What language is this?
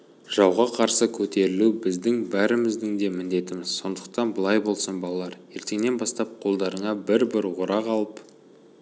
Kazakh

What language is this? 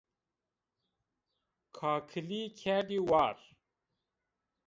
Zaza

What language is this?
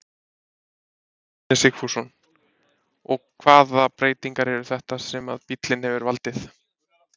Icelandic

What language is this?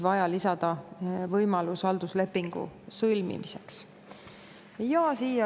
Estonian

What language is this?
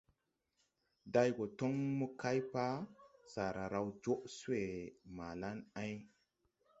Tupuri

